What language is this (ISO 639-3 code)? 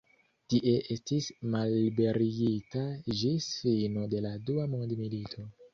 epo